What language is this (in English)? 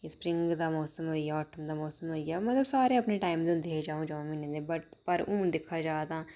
Dogri